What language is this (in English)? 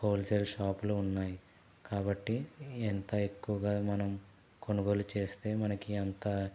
Telugu